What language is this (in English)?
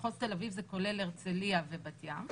Hebrew